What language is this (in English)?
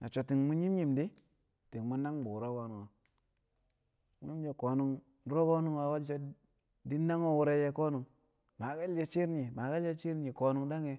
Kamo